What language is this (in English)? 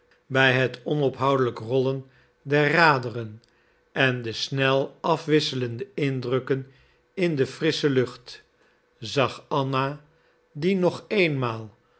Dutch